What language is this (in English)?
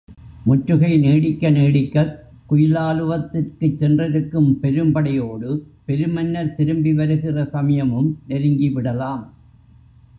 Tamil